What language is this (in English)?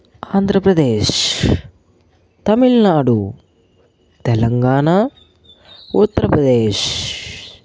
Telugu